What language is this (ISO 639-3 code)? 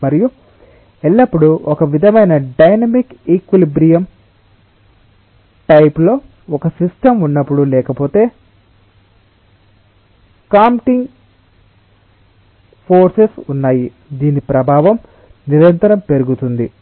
tel